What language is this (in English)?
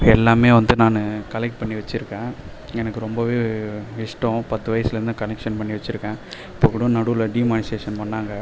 Tamil